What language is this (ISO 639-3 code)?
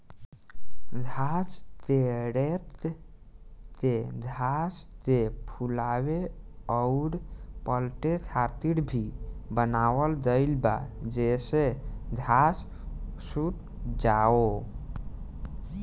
bho